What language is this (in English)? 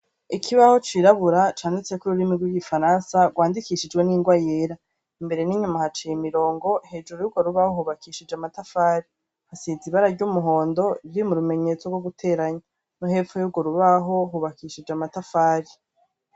Rundi